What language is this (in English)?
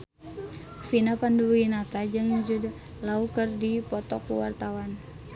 Sundanese